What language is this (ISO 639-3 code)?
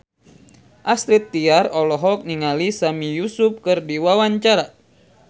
sun